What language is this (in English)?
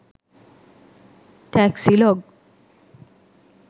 Sinhala